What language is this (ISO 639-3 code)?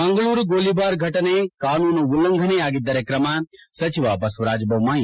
kan